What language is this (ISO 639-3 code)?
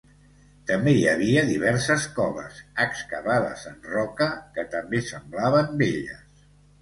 cat